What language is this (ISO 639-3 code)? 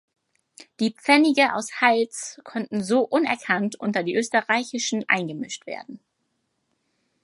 deu